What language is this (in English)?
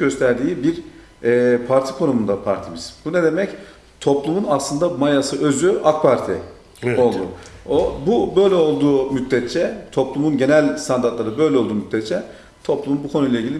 Turkish